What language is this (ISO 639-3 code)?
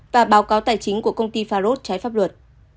vie